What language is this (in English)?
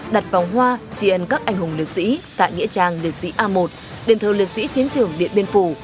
Vietnamese